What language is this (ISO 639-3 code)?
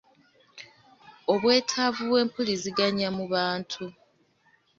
lug